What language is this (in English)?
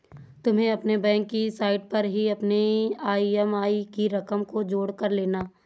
Hindi